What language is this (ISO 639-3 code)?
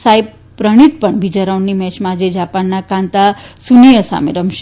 guj